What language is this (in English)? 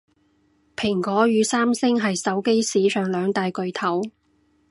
Cantonese